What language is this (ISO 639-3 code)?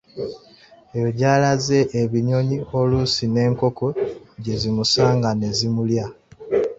lug